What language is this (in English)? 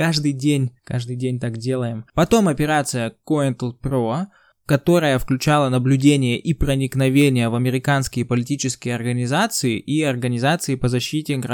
Russian